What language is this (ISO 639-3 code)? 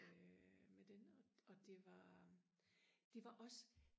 dan